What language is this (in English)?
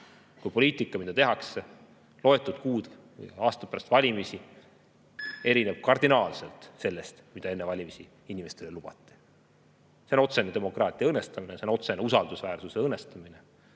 Estonian